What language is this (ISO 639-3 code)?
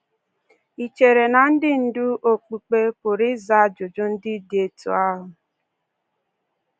ibo